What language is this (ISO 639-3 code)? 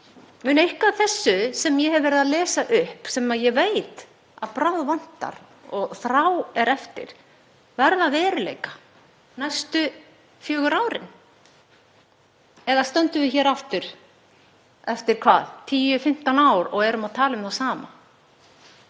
isl